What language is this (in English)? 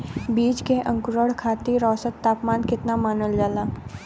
Bhojpuri